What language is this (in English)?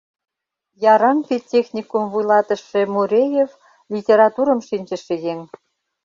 Mari